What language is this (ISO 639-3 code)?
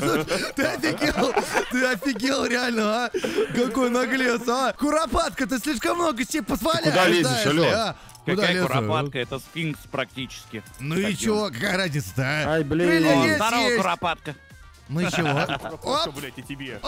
rus